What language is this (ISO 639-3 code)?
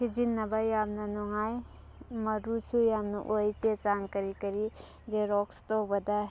mni